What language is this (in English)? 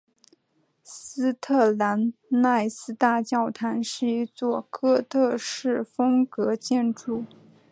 Chinese